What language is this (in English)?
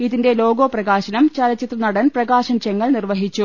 Malayalam